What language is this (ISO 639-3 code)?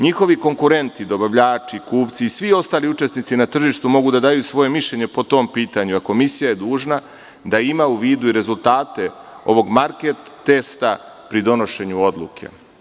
srp